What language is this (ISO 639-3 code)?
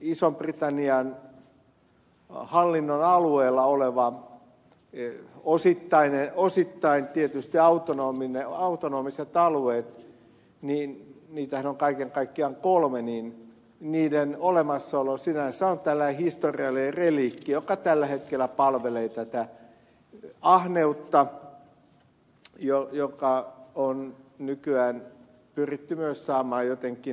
fin